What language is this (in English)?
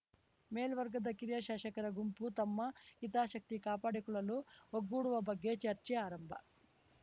Kannada